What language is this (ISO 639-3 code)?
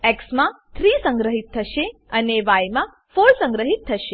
guj